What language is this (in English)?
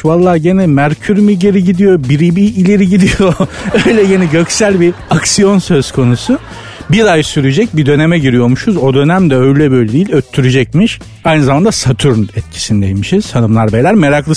Turkish